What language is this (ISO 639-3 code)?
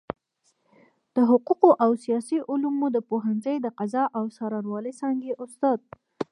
pus